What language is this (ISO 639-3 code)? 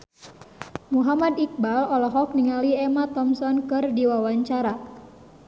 sun